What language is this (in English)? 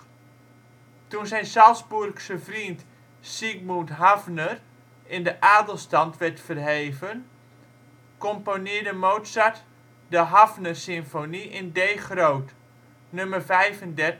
Dutch